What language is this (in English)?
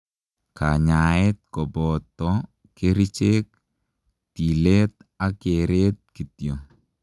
Kalenjin